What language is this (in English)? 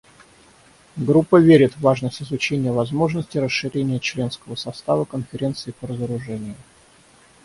Russian